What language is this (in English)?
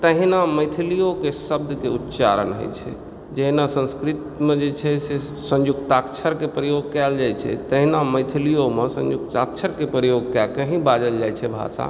Maithili